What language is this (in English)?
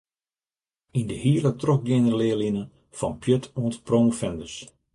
Western Frisian